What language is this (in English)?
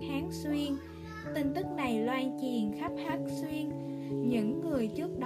Vietnamese